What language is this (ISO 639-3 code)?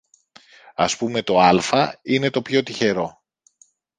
ell